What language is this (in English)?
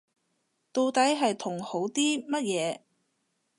Cantonese